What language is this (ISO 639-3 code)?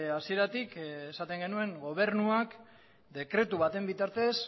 eus